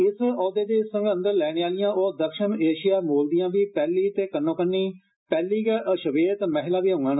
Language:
Dogri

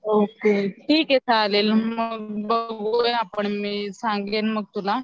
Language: Marathi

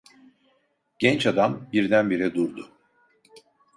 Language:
Turkish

